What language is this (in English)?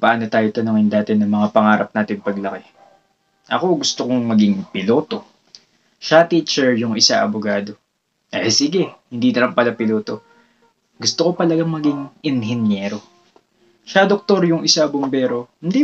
Filipino